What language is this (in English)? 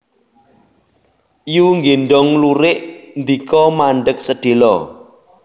Javanese